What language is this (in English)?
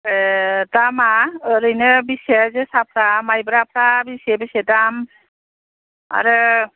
Bodo